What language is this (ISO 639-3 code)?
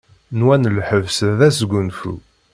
kab